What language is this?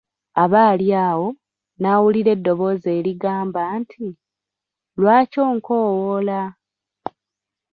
Ganda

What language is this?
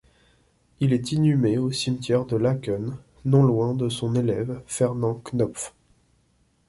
French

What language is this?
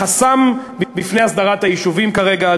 Hebrew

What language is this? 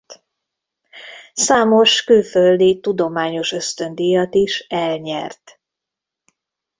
Hungarian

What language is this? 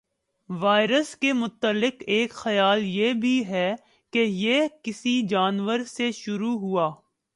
Urdu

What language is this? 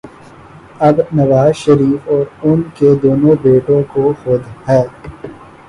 Urdu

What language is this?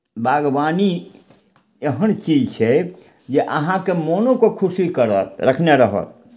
Maithili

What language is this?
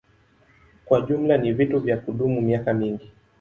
Swahili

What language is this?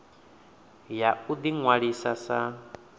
Venda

